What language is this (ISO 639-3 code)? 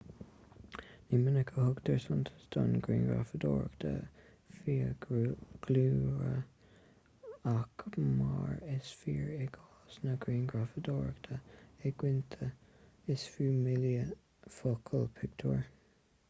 gle